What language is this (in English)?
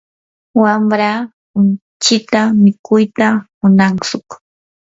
Yanahuanca Pasco Quechua